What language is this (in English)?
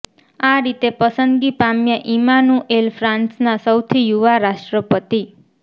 Gujarati